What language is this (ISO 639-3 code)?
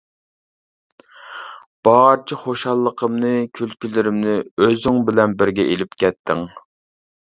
uig